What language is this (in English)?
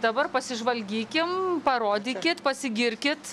Lithuanian